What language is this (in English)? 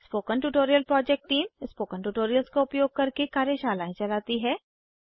Hindi